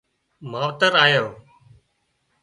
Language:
Wadiyara Koli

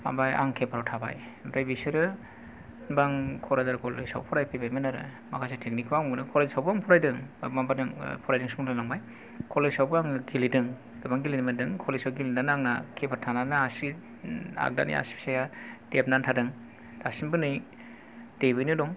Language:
Bodo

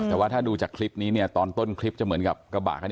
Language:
Thai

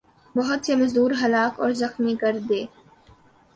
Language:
Urdu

